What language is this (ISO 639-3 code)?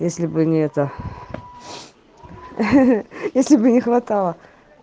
rus